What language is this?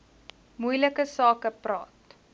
Afrikaans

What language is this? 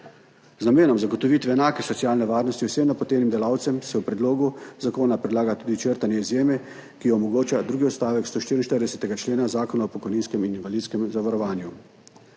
Slovenian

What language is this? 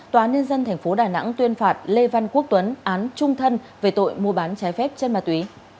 Vietnamese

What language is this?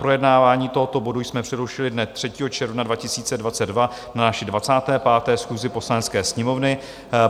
Czech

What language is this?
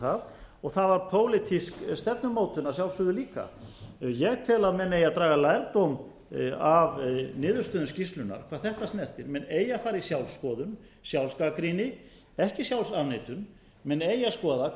Icelandic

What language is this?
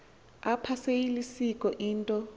Xhosa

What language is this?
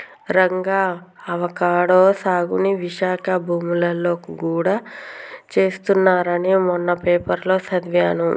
Telugu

